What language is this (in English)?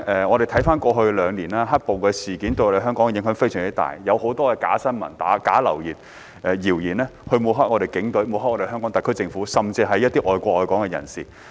Cantonese